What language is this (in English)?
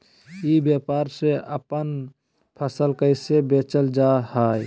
Magahi